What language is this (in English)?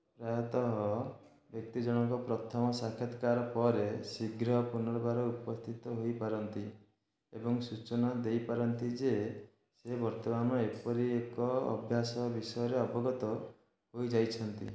Odia